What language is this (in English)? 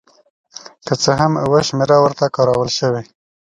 Pashto